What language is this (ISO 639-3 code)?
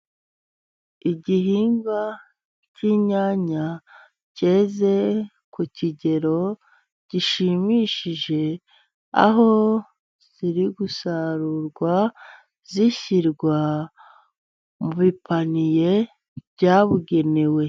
kin